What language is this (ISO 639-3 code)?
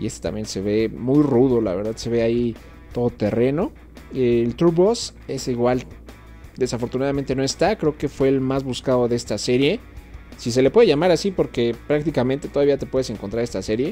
spa